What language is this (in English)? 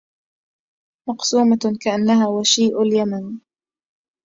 Arabic